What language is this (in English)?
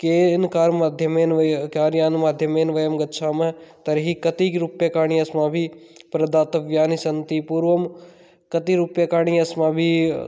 Sanskrit